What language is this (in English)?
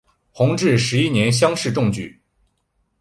Chinese